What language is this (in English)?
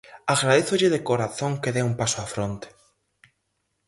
Galician